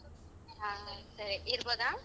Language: Kannada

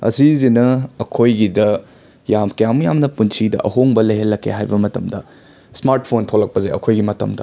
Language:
Manipuri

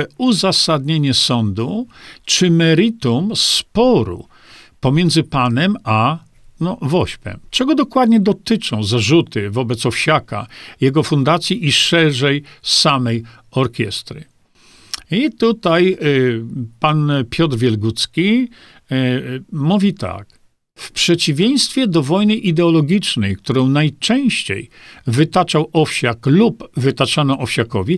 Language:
Polish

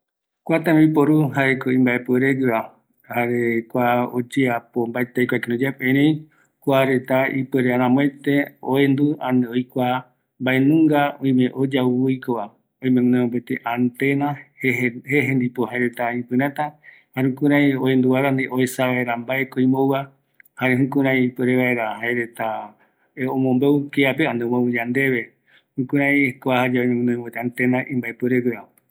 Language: Eastern Bolivian Guaraní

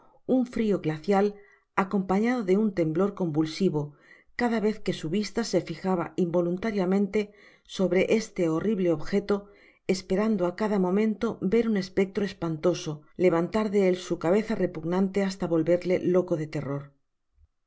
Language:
Spanish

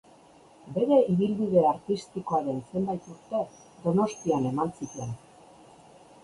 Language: Basque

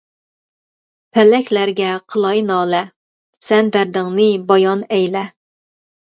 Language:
Uyghur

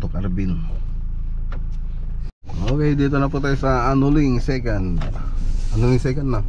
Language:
Filipino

